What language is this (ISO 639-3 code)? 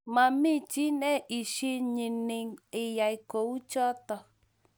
kln